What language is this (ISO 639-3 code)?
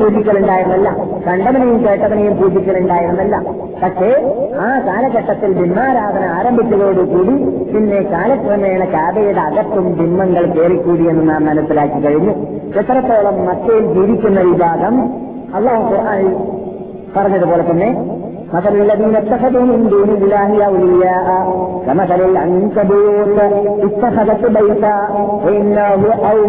mal